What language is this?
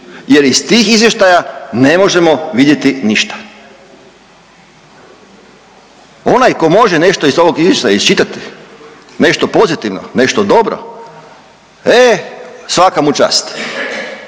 Croatian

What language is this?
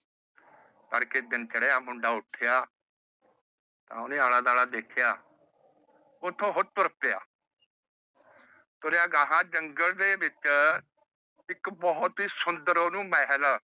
Punjabi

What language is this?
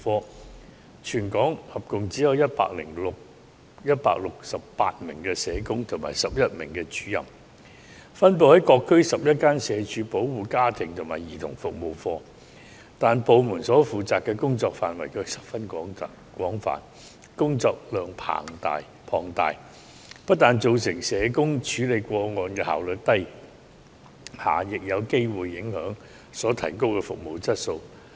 Cantonese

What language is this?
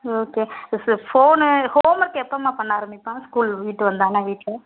Tamil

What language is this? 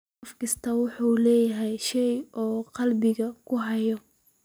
Somali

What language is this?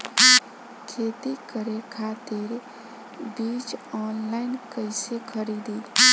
Bhojpuri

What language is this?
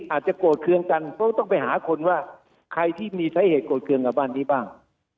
Thai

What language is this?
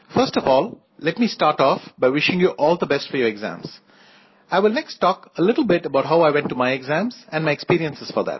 Hindi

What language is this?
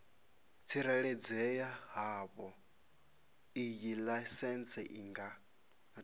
Venda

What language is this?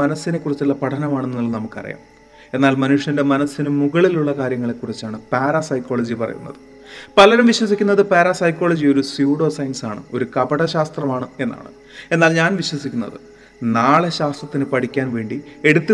Malayalam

